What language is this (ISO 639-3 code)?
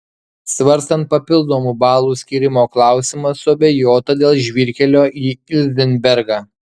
lit